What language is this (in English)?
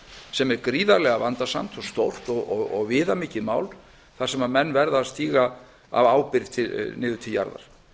Icelandic